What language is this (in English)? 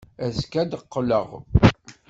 Kabyle